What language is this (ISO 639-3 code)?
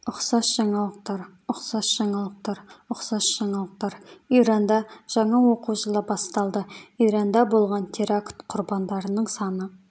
kaz